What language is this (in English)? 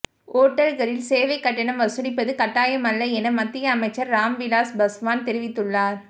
Tamil